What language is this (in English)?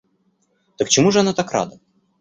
Russian